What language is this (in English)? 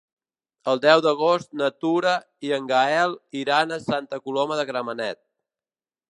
Catalan